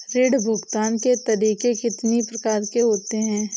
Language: Hindi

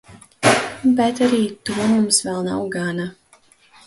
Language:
Latvian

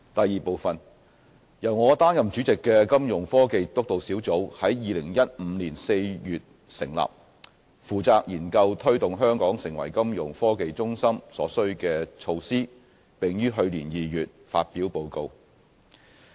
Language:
Cantonese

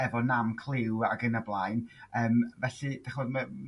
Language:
Welsh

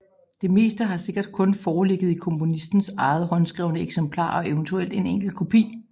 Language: Danish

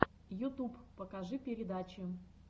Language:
Russian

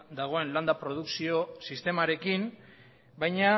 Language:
Basque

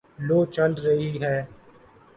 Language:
Urdu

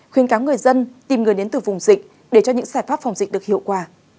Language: Vietnamese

